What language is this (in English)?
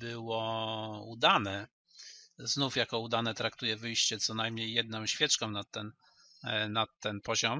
Polish